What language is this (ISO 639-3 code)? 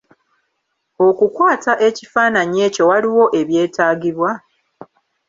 lug